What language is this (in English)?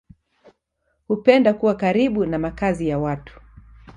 Swahili